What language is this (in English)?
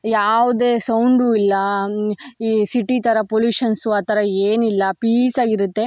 Kannada